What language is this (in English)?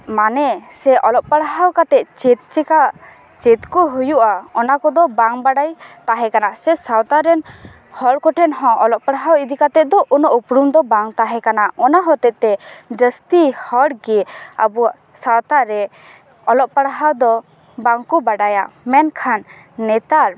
Santali